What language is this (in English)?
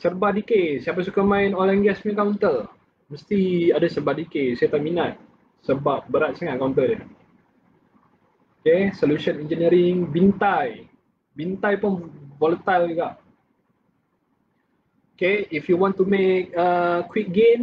Malay